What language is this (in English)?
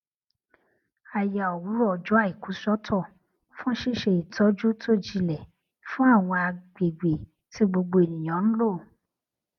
Yoruba